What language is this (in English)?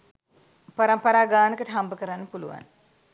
Sinhala